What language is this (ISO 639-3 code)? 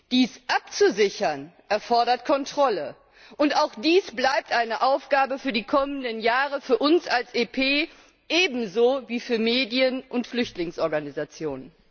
deu